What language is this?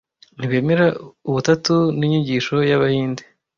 Kinyarwanda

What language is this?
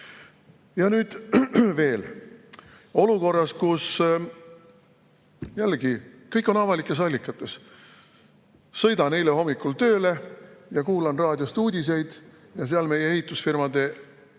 Estonian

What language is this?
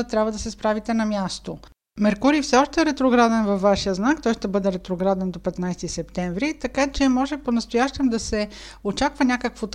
Bulgarian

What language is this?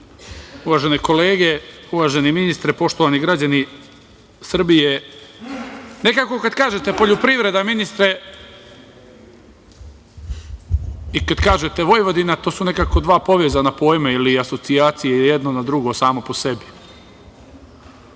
Serbian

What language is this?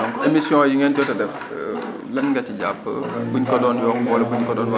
Wolof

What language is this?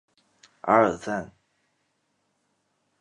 Chinese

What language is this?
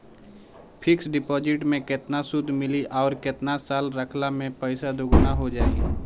Bhojpuri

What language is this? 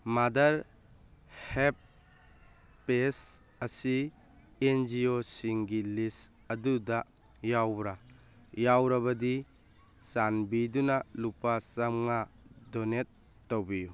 Manipuri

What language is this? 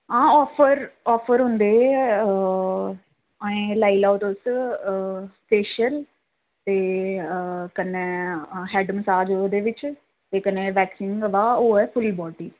Dogri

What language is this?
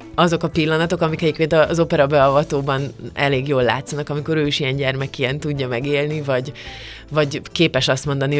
Hungarian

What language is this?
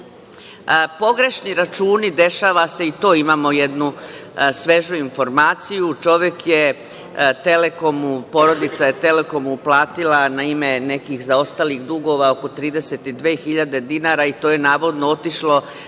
Serbian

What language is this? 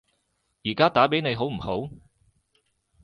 Cantonese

